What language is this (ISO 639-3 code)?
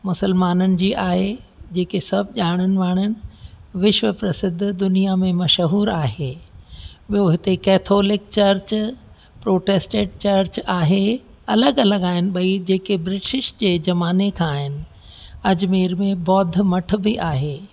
snd